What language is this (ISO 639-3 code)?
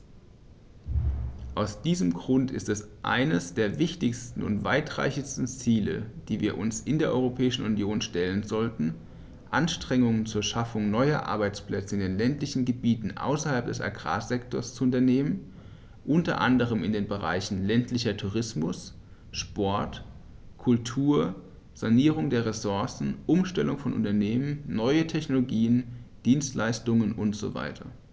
deu